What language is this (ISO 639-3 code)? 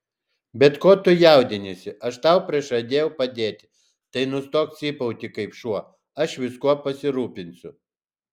lit